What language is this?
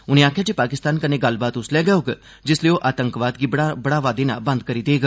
Dogri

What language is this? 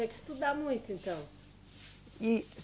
Portuguese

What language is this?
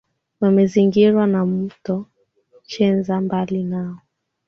Swahili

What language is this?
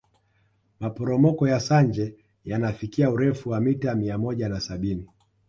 Swahili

